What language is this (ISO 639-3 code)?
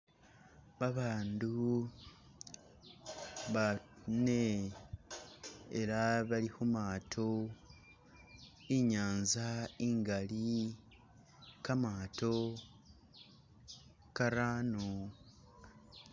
myx